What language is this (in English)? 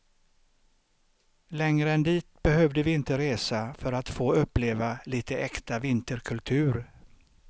Swedish